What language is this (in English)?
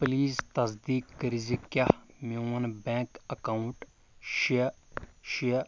Kashmiri